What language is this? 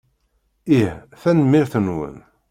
Kabyle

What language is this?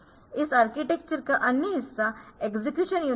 Hindi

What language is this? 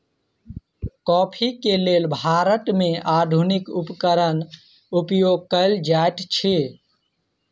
Maithili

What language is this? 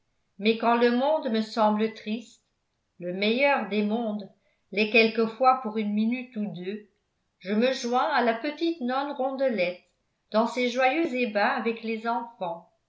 French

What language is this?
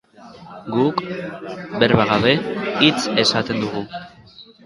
Basque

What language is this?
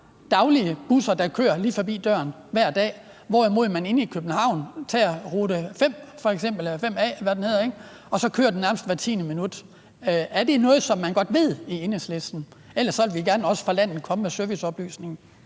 Danish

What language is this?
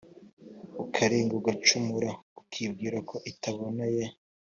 Kinyarwanda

